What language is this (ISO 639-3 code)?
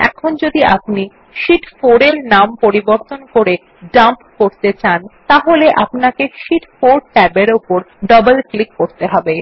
ben